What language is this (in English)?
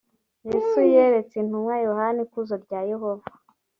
Kinyarwanda